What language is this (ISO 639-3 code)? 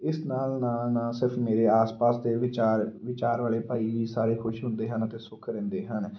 pan